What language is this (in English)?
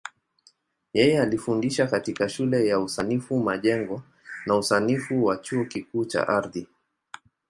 Swahili